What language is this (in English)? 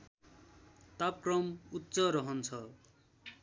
Nepali